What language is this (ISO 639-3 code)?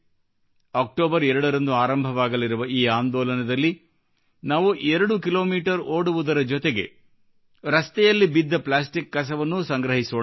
kan